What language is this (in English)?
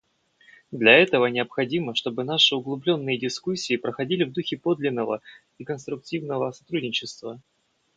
Russian